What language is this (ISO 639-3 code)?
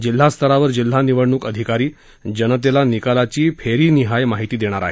mar